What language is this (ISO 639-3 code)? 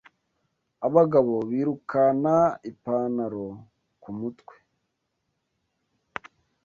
kin